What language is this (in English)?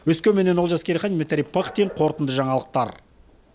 Kazakh